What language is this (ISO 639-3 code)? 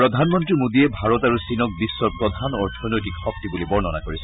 asm